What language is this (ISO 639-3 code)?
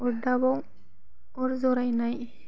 brx